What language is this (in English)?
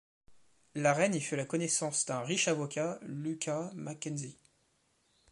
French